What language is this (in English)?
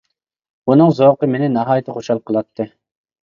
Uyghur